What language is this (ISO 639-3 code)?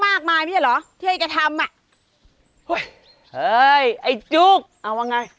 tha